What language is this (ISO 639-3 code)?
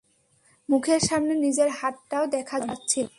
ben